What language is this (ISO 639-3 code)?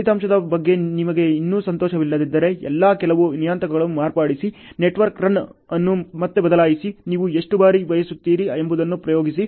kan